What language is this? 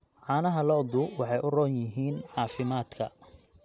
Somali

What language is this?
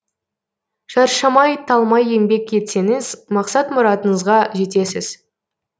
Kazakh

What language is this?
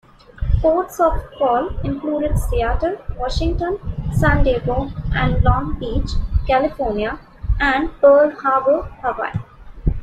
English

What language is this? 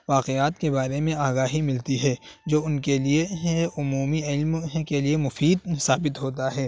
Urdu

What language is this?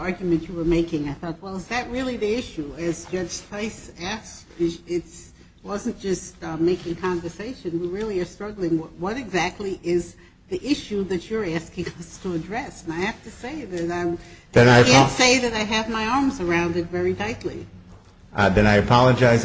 English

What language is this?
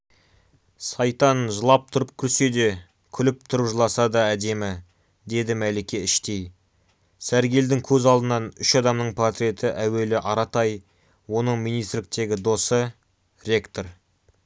Kazakh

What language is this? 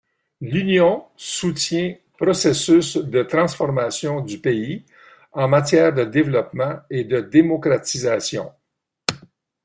French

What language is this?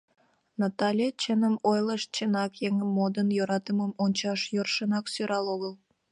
Mari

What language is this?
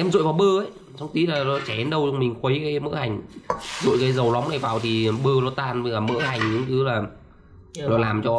Vietnamese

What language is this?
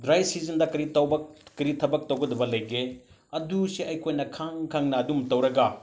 Manipuri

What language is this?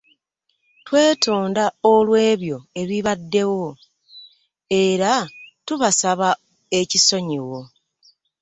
Ganda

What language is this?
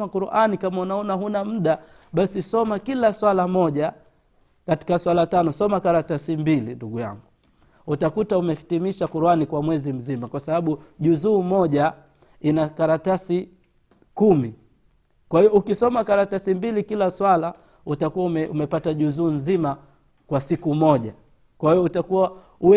Swahili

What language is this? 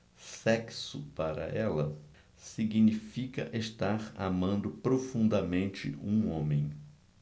Portuguese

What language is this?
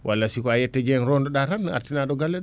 Fula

